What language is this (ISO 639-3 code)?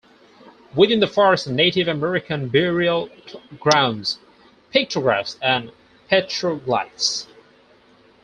eng